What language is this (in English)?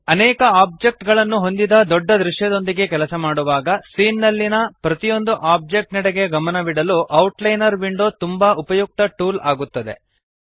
Kannada